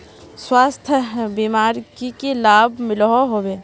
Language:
Magahi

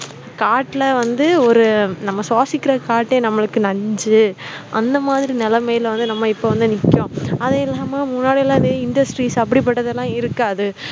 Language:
Tamil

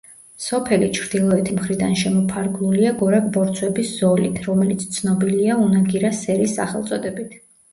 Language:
Georgian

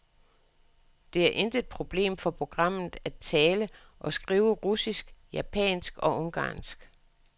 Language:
Danish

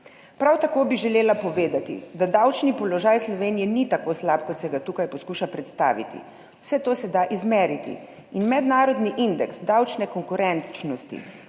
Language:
Slovenian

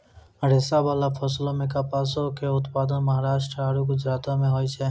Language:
Maithili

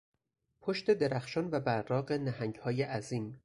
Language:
Persian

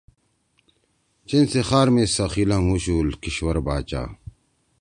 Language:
Torwali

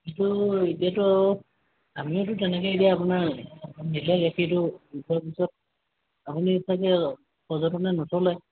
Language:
Assamese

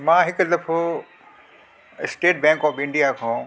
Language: Sindhi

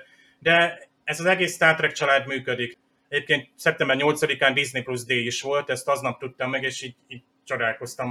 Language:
Hungarian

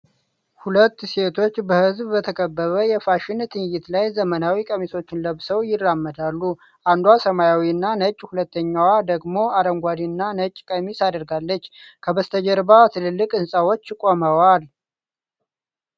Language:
Amharic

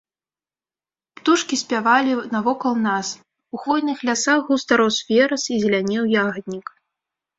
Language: Belarusian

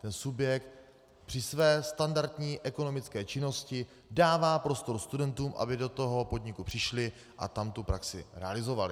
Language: Czech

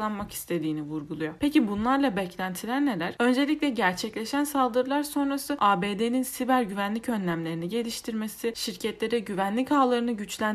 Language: Turkish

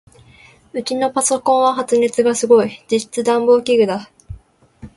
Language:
Japanese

